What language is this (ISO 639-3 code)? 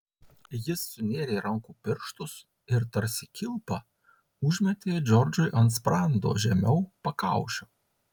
lit